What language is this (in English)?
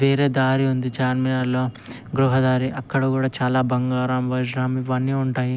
Telugu